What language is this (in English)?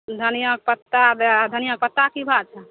Maithili